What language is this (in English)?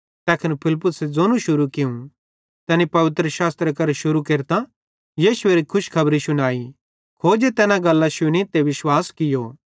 Bhadrawahi